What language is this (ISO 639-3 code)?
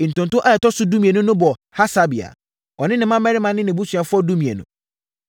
aka